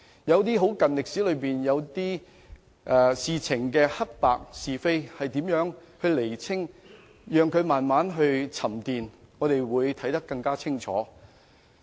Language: Cantonese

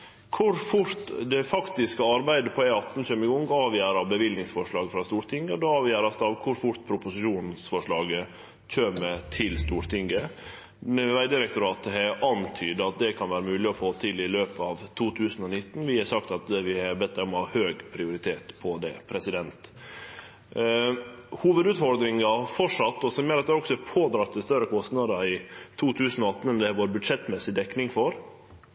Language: Norwegian Nynorsk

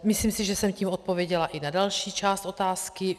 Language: Czech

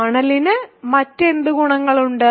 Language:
Malayalam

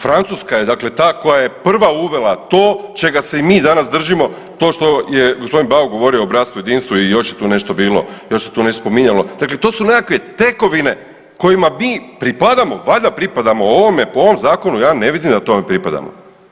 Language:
Croatian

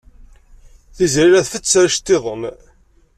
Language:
Kabyle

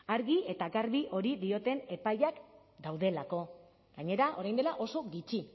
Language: Basque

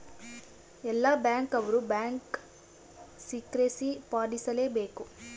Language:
Kannada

